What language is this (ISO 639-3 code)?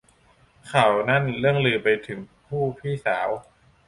tha